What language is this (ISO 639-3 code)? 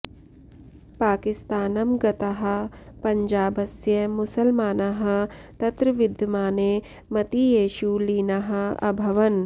san